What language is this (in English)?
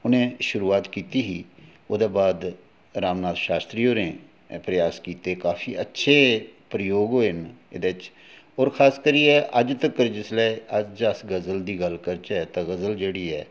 Dogri